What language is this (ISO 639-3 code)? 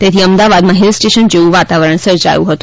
guj